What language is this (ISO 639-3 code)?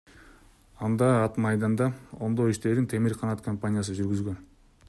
kir